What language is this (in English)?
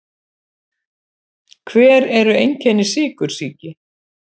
Icelandic